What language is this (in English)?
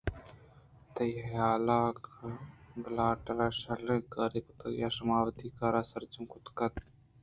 Eastern Balochi